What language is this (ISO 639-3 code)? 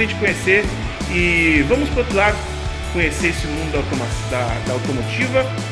por